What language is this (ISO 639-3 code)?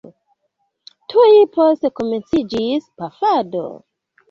epo